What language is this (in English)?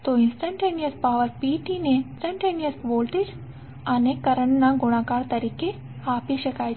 Gujarati